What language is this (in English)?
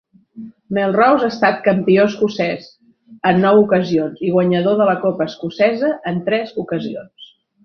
Catalan